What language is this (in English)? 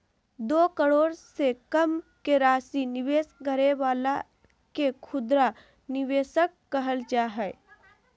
Magahi